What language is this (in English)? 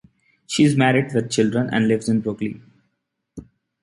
English